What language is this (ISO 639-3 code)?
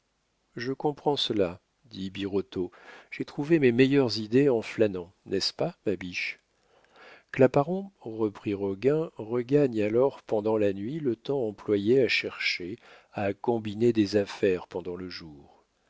fra